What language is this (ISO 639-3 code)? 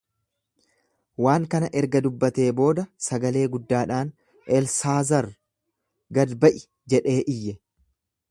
orm